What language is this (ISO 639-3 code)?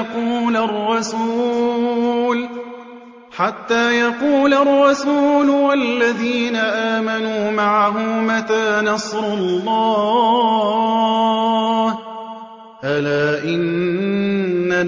ara